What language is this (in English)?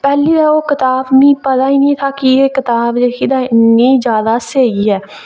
Dogri